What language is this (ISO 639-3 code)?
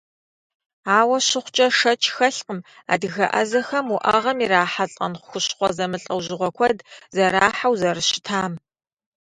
kbd